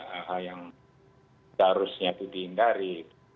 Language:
Indonesian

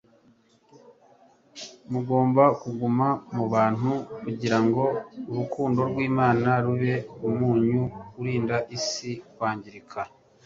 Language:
Kinyarwanda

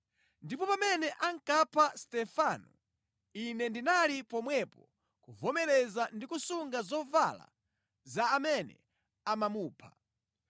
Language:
Nyanja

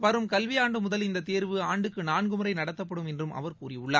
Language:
Tamil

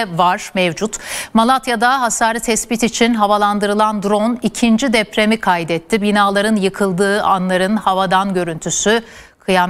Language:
Turkish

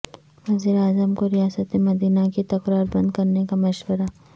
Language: Urdu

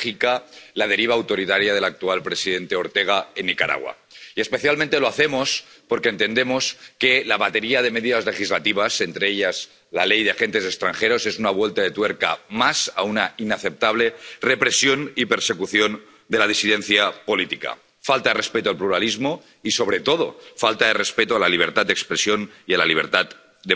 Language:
Spanish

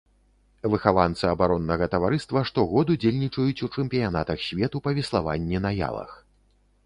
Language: Belarusian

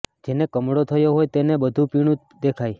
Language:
Gujarati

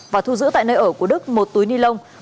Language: Vietnamese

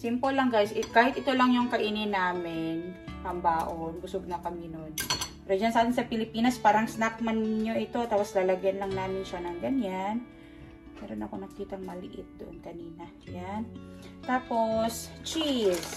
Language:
Filipino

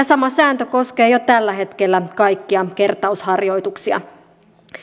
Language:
Finnish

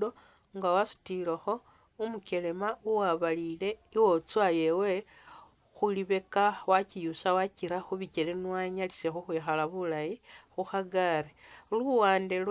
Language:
Masaaba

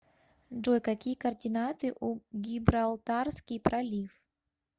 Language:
Russian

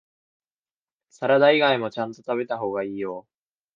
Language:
Japanese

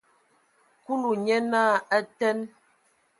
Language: Ewondo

